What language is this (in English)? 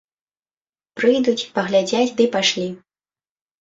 Belarusian